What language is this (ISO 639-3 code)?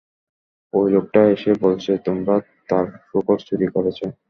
ben